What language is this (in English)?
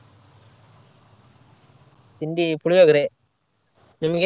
Kannada